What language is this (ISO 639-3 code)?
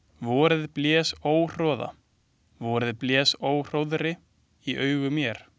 isl